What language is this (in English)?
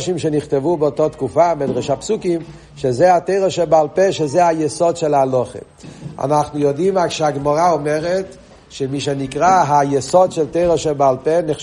Hebrew